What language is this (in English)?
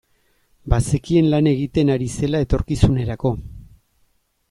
Basque